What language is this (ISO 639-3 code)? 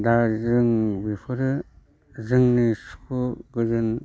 brx